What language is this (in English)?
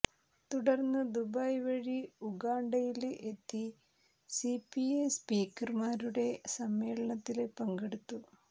Malayalam